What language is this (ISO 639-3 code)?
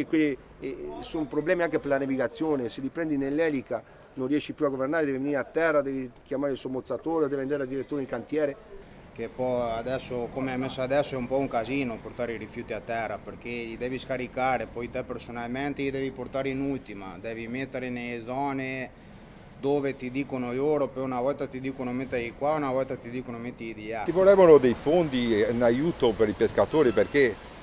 ita